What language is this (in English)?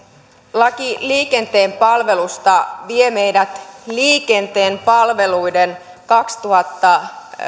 Finnish